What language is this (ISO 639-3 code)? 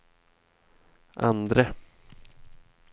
swe